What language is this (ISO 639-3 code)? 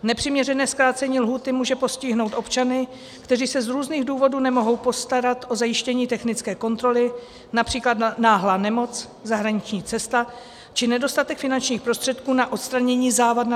ces